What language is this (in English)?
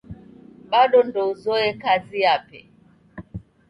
Taita